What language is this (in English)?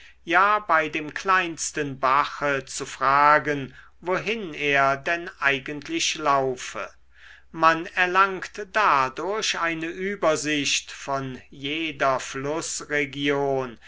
German